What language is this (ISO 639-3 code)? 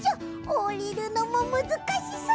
jpn